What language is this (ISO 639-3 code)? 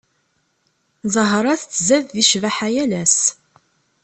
kab